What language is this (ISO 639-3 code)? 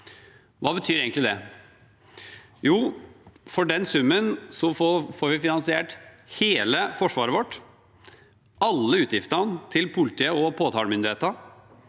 nor